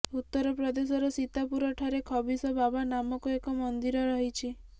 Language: Odia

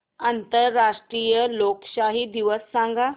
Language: Marathi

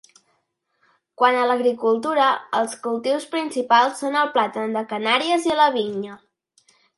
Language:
Catalan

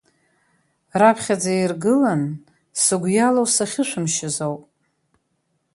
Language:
Abkhazian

